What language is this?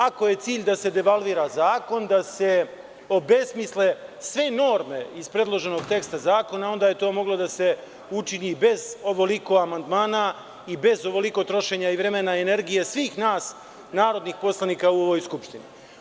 Serbian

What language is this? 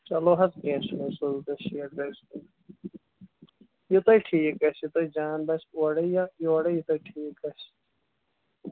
Kashmiri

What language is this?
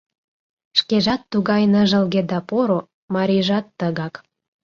Mari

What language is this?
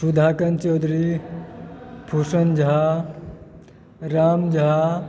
Maithili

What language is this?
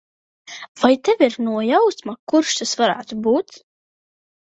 Latvian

